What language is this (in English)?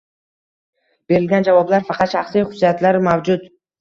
Uzbek